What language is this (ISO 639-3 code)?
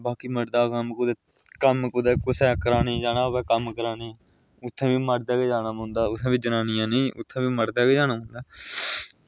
doi